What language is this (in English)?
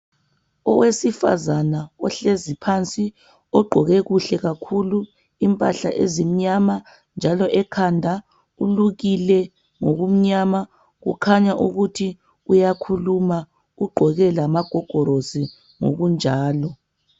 North Ndebele